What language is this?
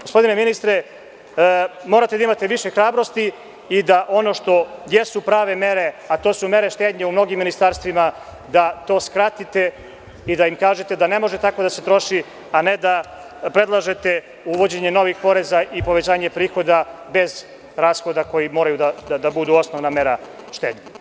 Serbian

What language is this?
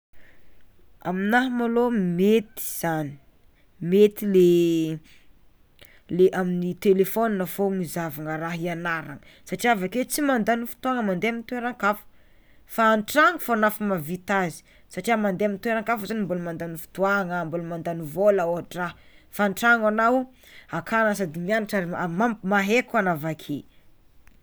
Tsimihety Malagasy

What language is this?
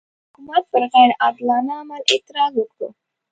Pashto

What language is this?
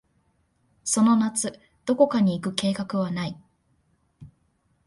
Japanese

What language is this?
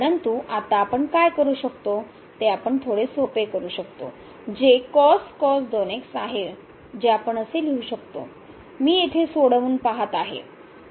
Marathi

